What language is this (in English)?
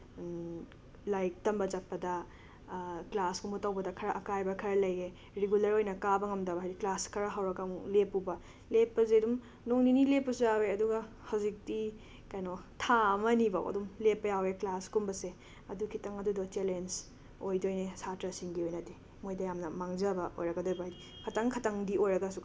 Manipuri